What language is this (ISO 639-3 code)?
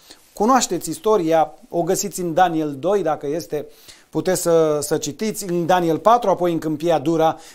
ron